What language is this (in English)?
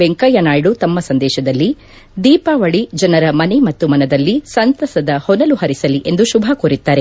Kannada